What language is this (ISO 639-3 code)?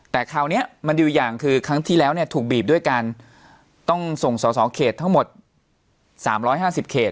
tha